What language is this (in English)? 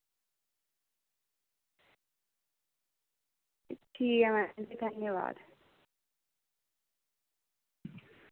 Dogri